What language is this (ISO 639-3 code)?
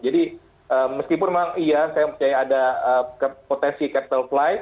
ind